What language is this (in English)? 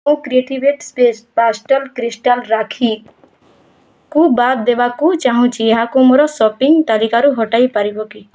Odia